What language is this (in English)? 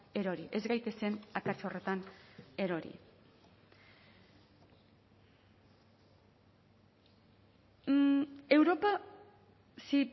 Basque